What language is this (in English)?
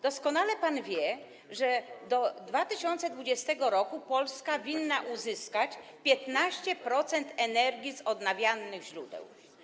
Polish